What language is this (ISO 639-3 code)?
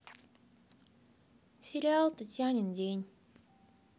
rus